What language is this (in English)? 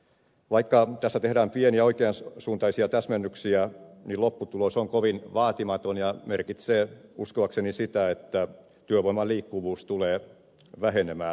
Finnish